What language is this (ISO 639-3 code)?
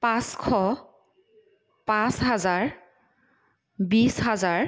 asm